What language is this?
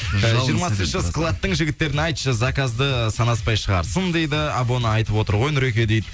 Kazakh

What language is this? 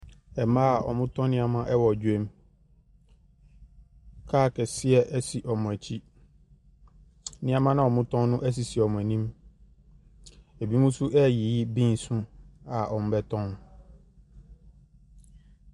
Akan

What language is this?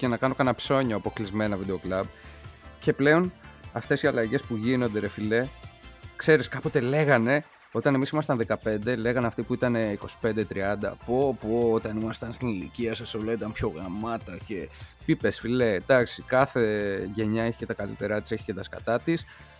Greek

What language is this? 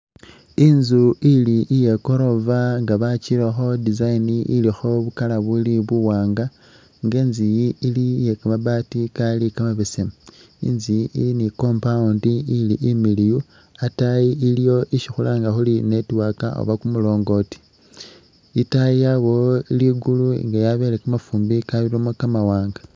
Masaaba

